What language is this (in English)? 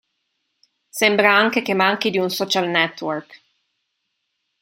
Italian